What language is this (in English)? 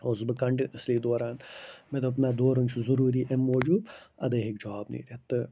Kashmiri